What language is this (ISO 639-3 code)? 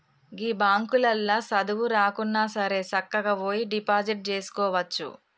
tel